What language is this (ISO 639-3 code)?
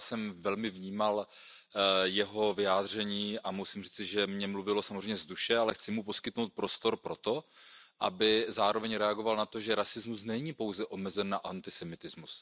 ces